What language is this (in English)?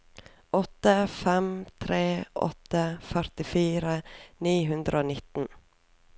Norwegian